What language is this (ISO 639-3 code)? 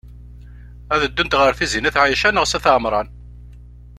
kab